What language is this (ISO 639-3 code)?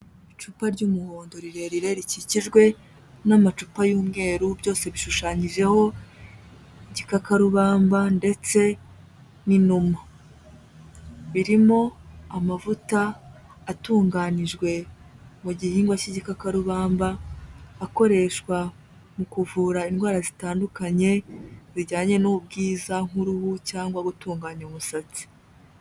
kin